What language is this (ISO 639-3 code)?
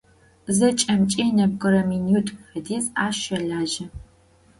ady